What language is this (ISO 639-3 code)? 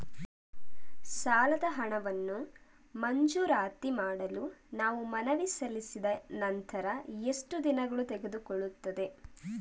kan